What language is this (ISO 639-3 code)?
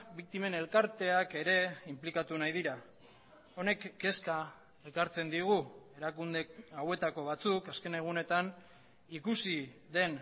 eus